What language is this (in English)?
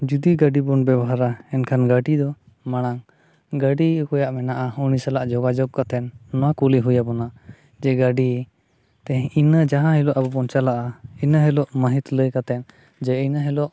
Santali